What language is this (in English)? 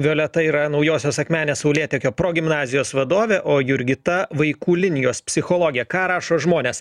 Lithuanian